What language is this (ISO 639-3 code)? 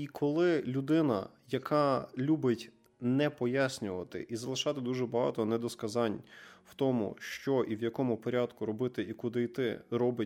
ukr